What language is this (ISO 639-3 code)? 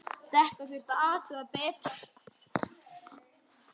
isl